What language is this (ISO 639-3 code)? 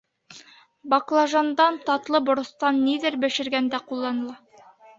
bak